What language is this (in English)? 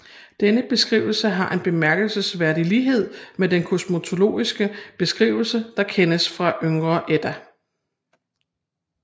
Danish